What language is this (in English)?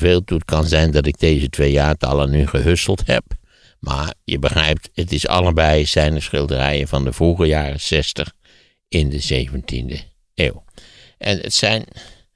Dutch